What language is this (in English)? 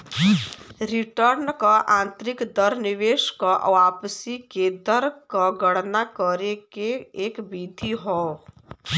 Bhojpuri